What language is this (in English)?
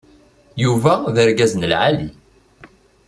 Kabyle